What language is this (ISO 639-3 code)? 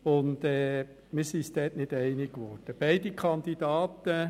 gsw